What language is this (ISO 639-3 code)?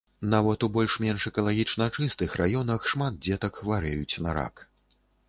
bel